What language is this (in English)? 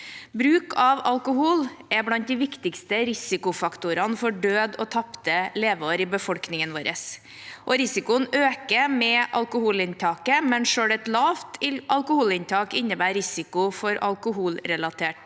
Norwegian